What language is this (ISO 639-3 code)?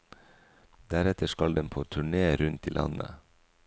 nor